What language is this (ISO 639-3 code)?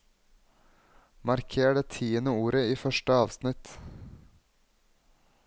nor